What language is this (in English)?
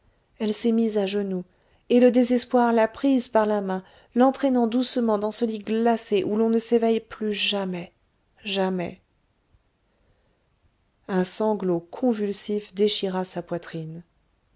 French